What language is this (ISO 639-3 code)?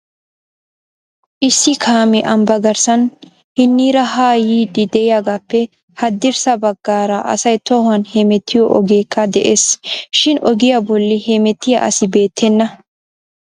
wal